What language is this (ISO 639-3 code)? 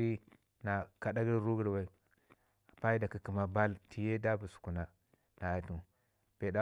ngi